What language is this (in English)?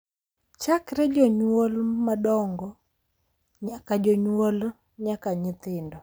Luo (Kenya and Tanzania)